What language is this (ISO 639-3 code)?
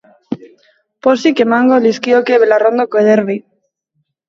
eus